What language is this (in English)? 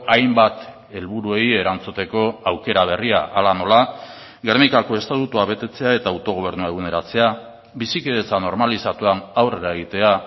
Basque